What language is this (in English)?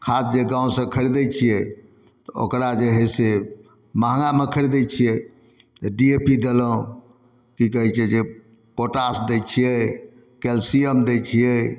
Maithili